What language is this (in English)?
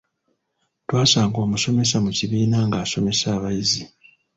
Ganda